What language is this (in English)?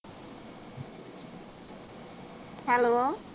Punjabi